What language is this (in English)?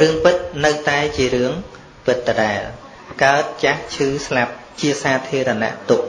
Vietnamese